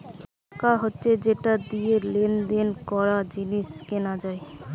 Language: Bangla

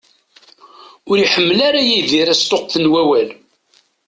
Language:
Kabyle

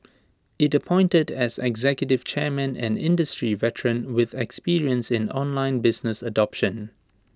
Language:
English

